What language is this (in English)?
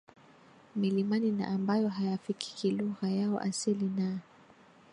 Swahili